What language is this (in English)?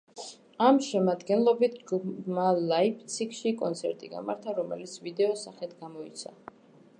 Georgian